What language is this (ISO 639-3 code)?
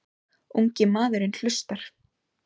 isl